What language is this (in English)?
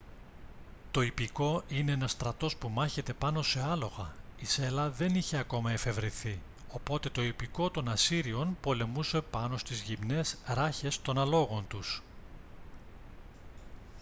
Greek